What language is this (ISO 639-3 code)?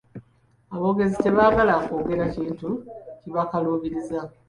lug